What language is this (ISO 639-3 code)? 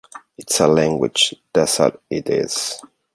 eng